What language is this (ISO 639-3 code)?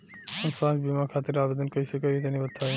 bho